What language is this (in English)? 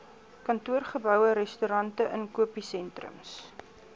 Afrikaans